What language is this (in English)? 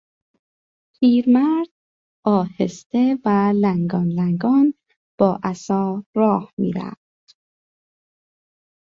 Persian